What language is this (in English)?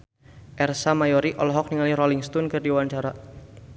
Sundanese